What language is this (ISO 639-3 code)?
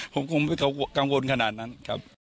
tha